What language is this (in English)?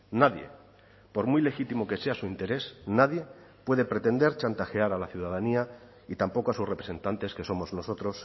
Spanish